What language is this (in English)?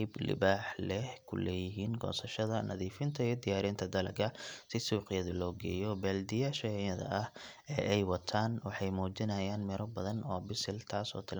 Somali